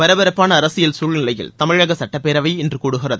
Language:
Tamil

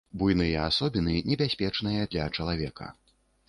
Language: Belarusian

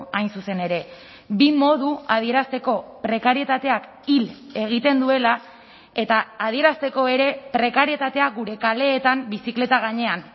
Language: Basque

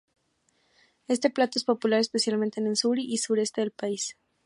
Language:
Spanish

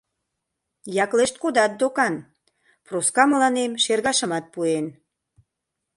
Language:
Mari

